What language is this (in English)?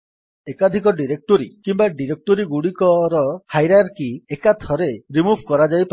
Odia